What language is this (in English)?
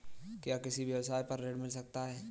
Hindi